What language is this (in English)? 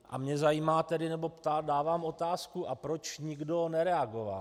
Czech